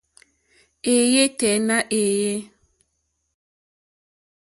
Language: Mokpwe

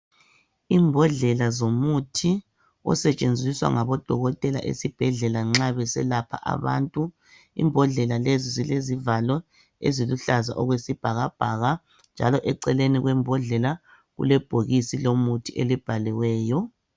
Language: North Ndebele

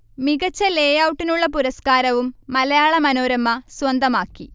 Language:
Malayalam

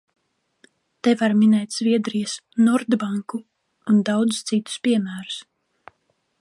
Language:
Latvian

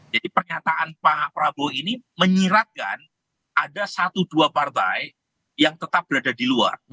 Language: Indonesian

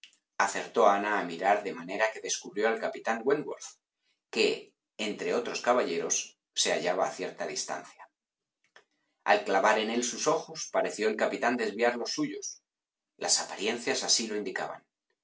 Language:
Spanish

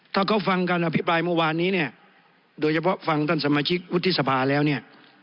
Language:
Thai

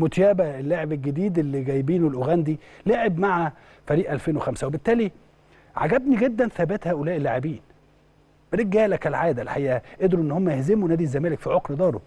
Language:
Arabic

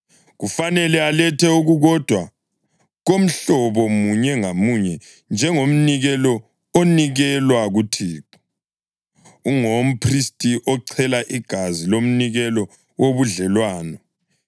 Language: North Ndebele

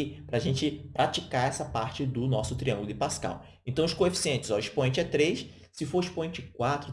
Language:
Portuguese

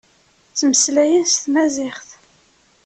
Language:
Kabyle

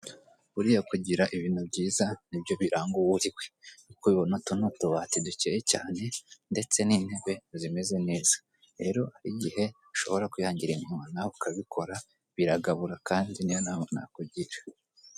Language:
Kinyarwanda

